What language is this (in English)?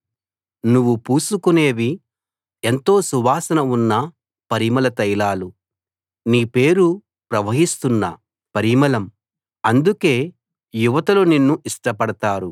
Telugu